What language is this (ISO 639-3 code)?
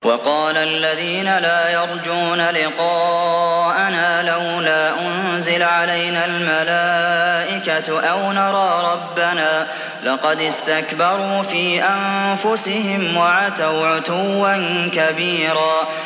ara